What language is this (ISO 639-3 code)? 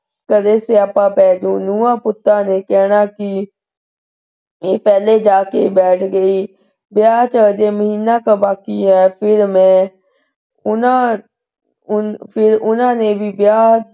pan